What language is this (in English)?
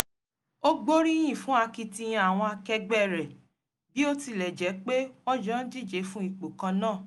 Yoruba